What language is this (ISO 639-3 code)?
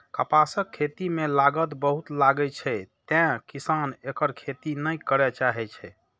mai